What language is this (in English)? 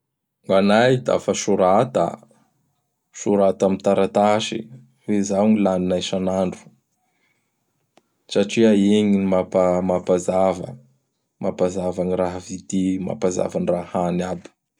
Bara Malagasy